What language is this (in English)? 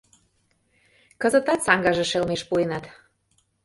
Mari